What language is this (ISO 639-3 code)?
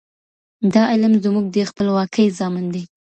pus